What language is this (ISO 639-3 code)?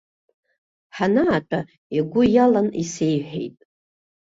abk